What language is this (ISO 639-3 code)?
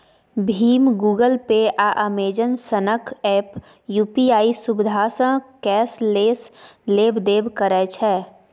mai